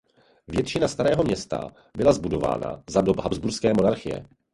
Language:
Czech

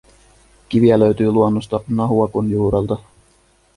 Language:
Finnish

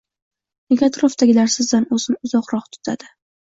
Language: Uzbek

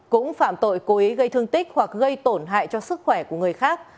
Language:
Vietnamese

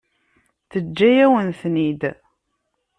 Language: Kabyle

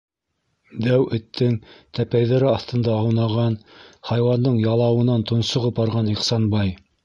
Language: Bashkir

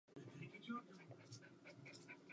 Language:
Czech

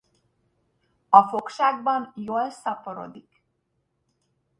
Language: Hungarian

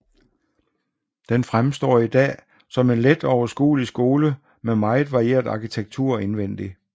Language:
Danish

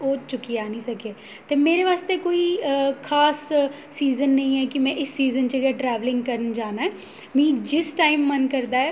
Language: Dogri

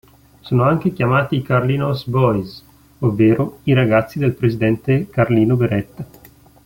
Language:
Italian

